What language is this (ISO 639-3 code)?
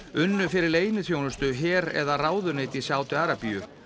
isl